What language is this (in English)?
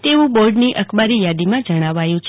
Gujarati